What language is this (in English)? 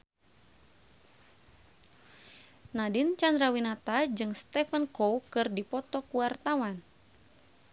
Sundanese